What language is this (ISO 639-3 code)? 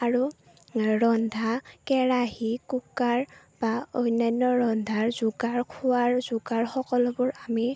asm